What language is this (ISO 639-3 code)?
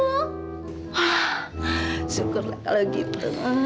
ind